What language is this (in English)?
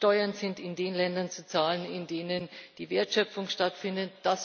German